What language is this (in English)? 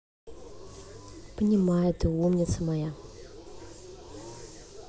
Russian